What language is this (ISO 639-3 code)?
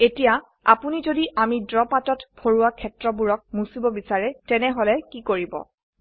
asm